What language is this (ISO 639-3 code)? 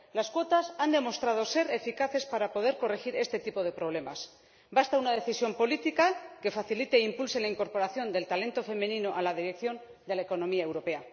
spa